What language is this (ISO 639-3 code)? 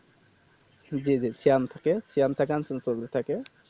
ben